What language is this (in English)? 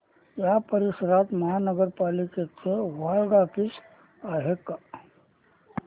Marathi